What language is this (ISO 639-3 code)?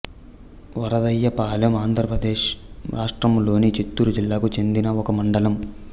tel